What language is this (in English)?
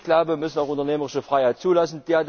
German